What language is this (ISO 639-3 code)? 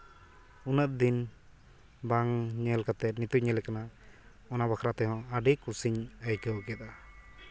sat